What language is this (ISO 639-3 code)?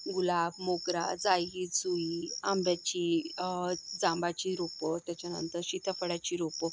mar